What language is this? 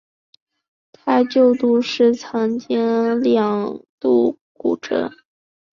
Chinese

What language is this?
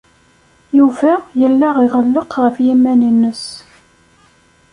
Kabyle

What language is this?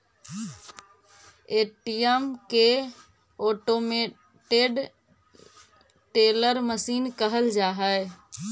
Magahi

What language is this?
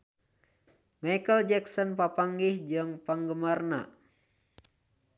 Sundanese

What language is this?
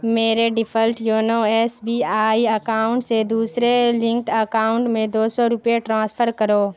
Urdu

